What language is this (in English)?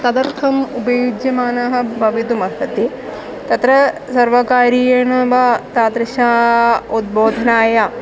Sanskrit